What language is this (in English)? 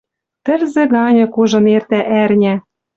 Western Mari